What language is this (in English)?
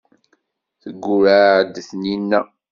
Kabyle